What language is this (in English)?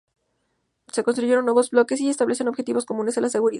Spanish